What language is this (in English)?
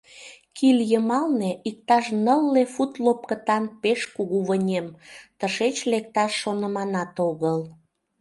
Mari